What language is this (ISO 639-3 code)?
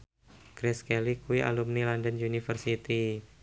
jav